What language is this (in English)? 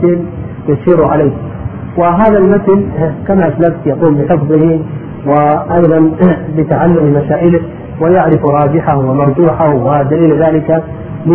Arabic